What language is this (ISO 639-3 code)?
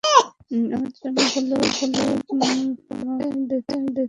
ben